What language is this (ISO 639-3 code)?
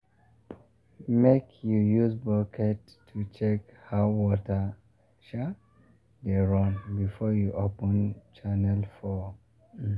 pcm